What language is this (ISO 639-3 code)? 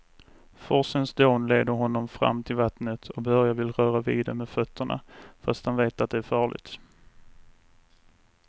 swe